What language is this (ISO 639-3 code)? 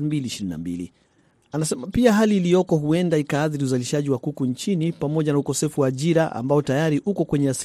swa